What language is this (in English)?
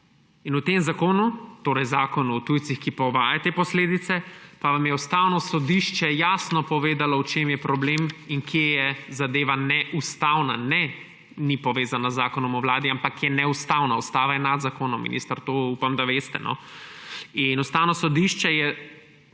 Slovenian